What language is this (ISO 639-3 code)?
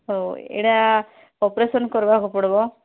ori